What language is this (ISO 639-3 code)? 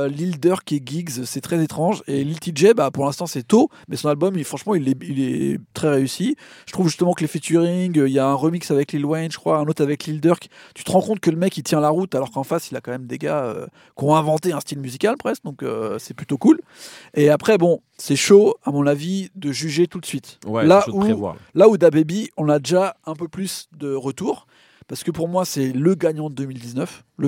fra